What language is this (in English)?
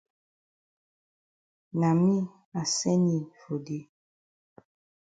Cameroon Pidgin